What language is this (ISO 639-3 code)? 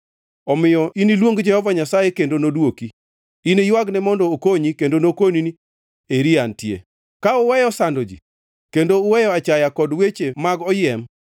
luo